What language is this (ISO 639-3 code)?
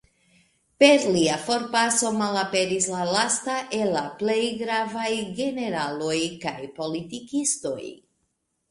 epo